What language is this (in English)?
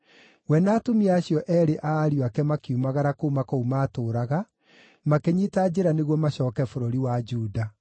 Kikuyu